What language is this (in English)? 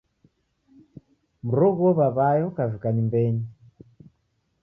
Taita